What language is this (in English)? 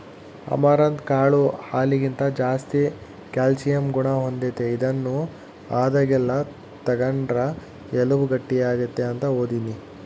Kannada